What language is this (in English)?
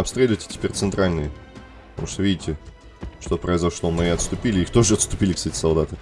Russian